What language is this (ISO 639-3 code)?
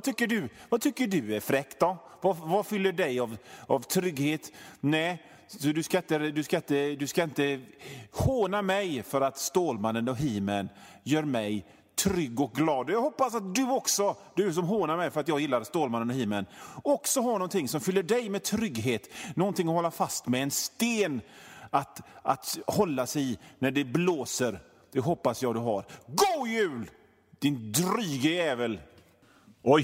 swe